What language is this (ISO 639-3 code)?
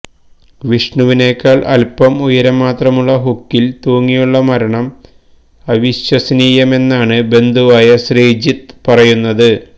mal